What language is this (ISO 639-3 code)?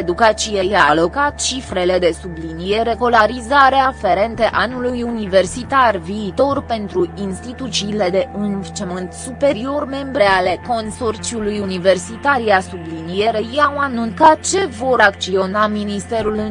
ron